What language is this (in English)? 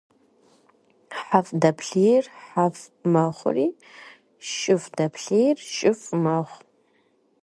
Kabardian